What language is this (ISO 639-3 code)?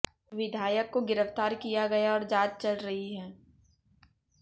hin